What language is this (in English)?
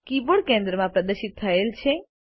Gujarati